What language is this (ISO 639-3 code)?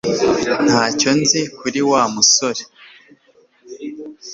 kin